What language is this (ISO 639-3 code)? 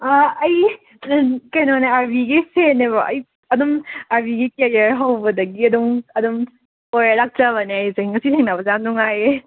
mni